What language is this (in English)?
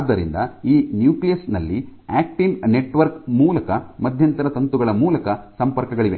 Kannada